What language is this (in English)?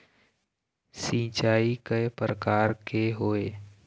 Chhattisgarhi